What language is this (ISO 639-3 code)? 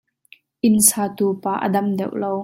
cnh